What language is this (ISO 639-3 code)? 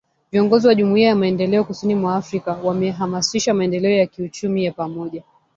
swa